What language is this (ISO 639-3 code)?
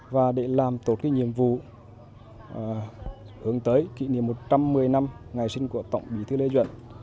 vie